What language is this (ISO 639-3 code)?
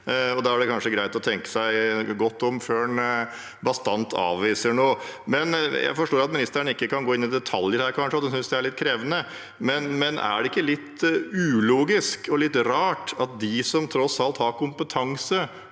nor